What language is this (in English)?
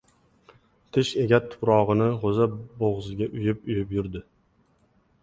Uzbek